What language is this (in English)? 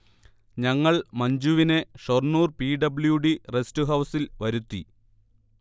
Malayalam